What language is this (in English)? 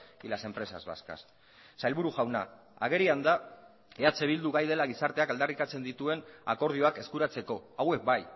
Basque